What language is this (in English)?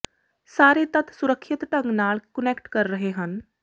Punjabi